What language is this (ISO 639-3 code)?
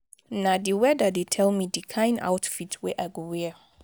pcm